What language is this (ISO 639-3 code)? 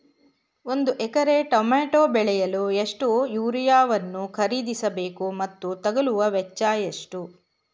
kan